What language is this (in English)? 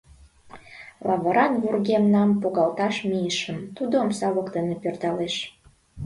Mari